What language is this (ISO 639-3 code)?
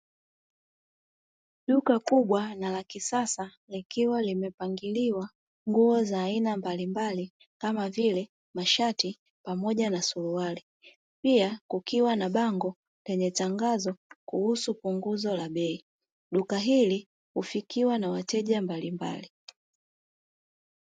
swa